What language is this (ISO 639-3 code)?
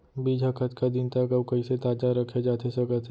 hne